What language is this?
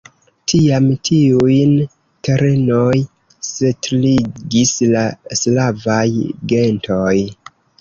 Esperanto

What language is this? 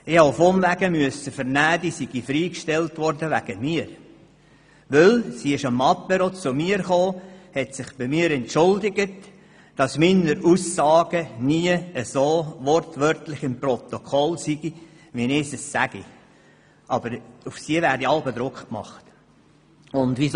Swiss German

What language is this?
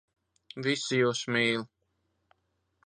Latvian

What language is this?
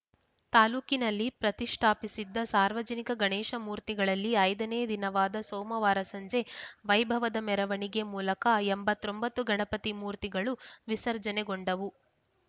Kannada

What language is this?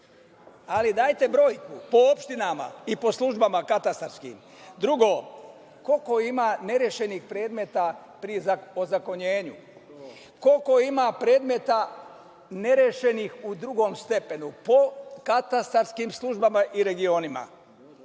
Serbian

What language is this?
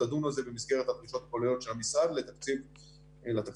Hebrew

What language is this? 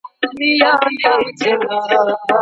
Pashto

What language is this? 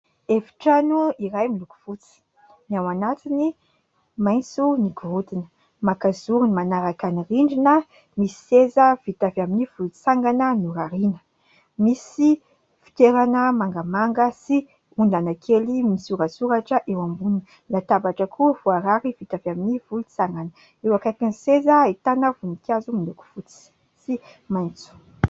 Malagasy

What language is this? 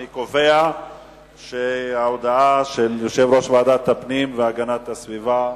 Hebrew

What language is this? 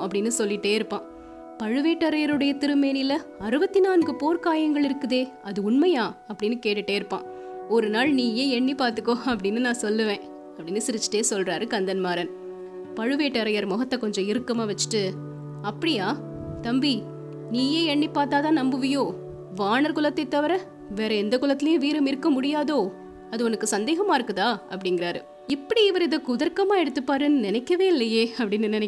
Tamil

